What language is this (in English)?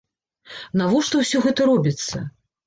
Belarusian